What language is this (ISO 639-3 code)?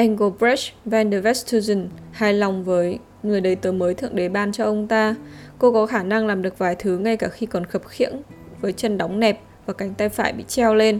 vie